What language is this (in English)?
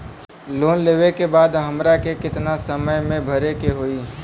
Bhojpuri